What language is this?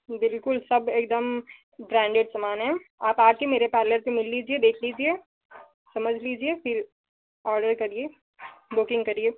Hindi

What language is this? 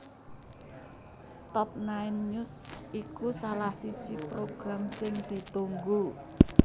Javanese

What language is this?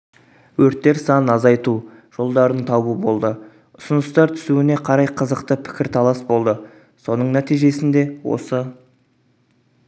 Kazakh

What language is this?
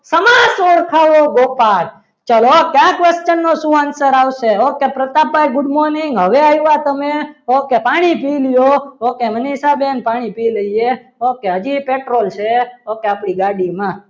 Gujarati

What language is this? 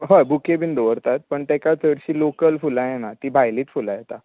Konkani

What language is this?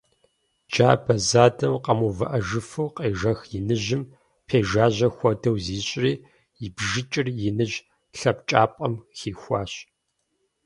Kabardian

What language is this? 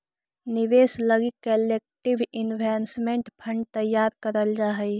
Magahi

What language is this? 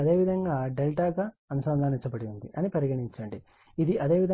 Telugu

